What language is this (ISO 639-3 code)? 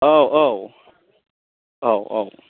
brx